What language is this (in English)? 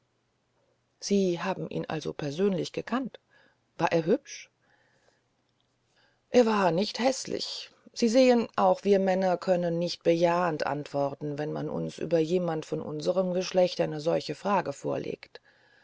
German